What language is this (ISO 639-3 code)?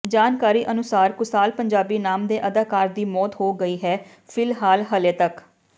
pan